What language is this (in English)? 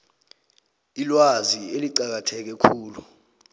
South Ndebele